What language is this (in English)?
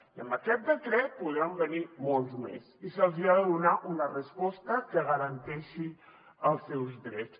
Catalan